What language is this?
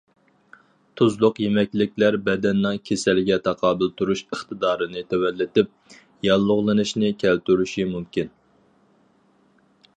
Uyghur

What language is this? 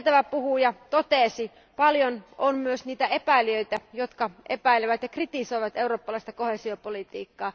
Finnish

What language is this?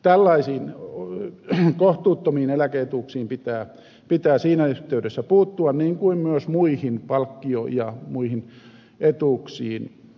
Finnish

